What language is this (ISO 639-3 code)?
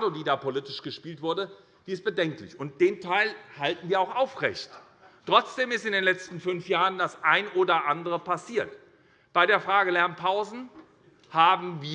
deu